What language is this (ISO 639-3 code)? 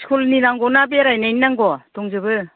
brx